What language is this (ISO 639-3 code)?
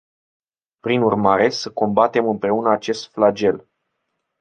ron